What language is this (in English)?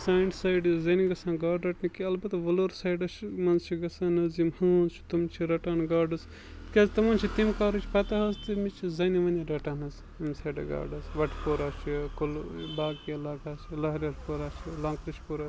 Kashmiri